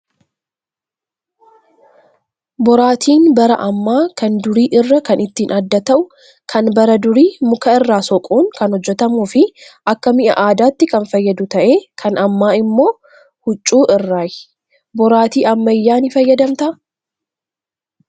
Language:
Oromo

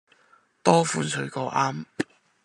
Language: Cantonese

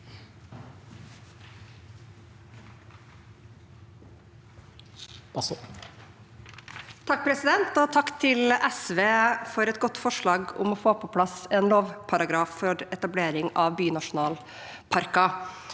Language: Norwegian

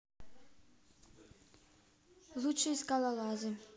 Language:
Russian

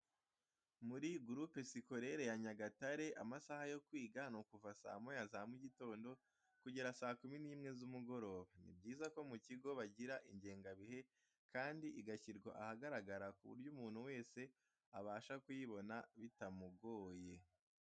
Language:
Kinyarwanda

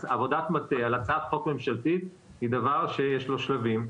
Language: Hebrew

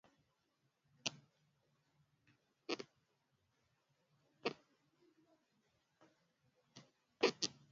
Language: Swahili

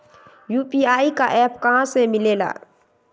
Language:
Magahi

